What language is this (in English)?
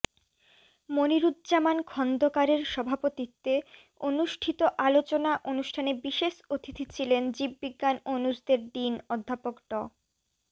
Bangla